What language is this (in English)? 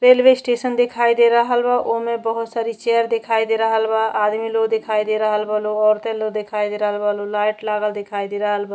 Bhojpuri